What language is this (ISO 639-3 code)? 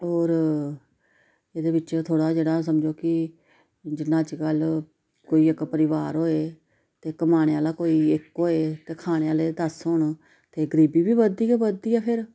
doi